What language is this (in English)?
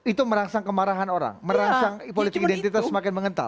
Indonesian